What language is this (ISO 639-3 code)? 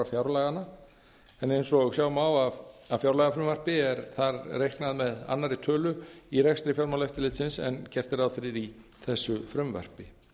isl